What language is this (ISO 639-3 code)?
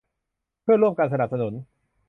tha